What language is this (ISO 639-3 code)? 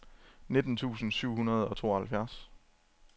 dan